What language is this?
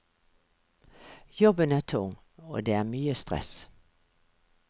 Norwegian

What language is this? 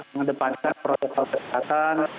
Indonesian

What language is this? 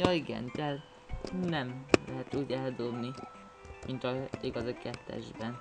Hungarian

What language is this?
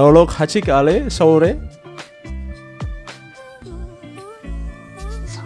Korean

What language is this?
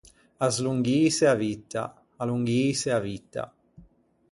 Ligurian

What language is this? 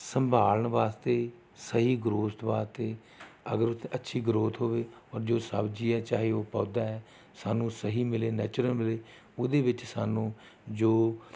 Punjabi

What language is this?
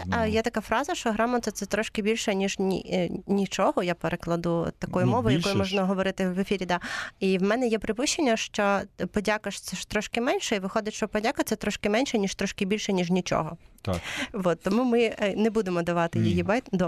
Ukrainian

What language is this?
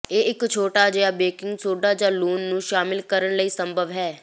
Punjabi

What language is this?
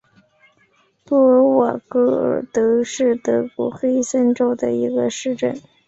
Chinese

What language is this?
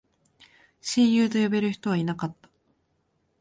Japanese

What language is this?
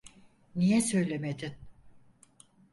Turkish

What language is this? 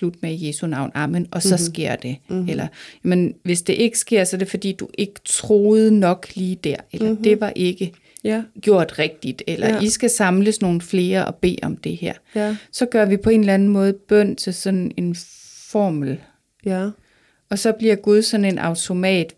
Danish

